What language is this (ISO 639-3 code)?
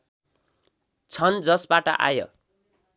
nep